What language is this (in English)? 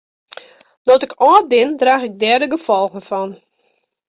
Western Frisian